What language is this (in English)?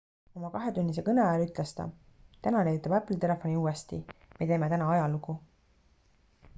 Estonian